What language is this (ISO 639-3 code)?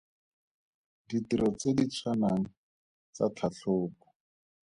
tsn